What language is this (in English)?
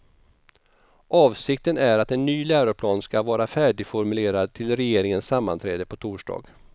Swedish